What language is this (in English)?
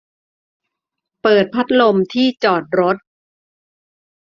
Thai